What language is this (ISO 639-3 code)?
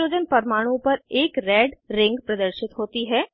hin